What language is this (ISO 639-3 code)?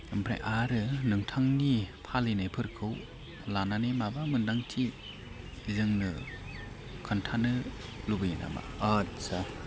brx